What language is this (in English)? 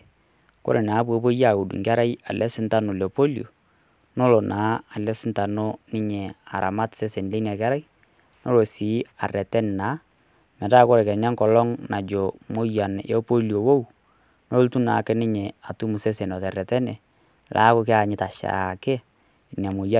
Masai